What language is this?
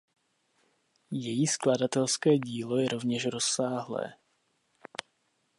Czech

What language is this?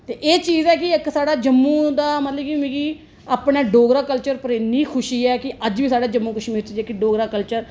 Dogri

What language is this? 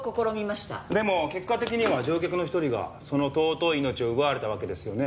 Japanese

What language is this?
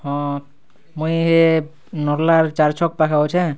Odia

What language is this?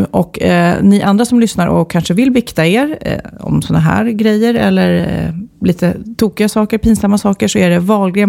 Swedish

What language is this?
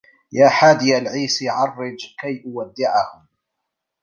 Arabic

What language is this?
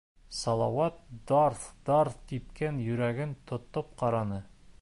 Bashkir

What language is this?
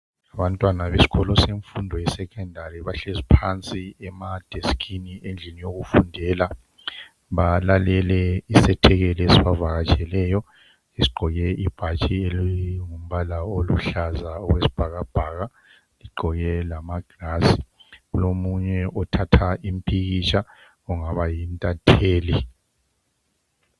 North Ndebele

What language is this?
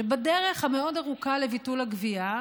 Hebrew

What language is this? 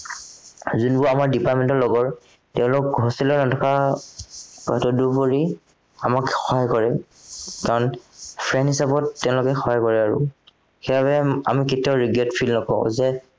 Assamese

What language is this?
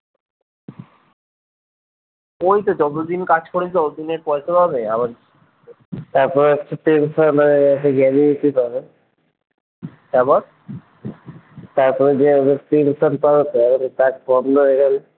Bangla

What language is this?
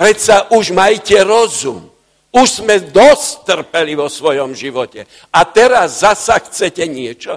Slovak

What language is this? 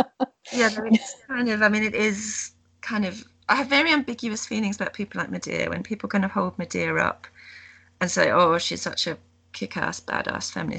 English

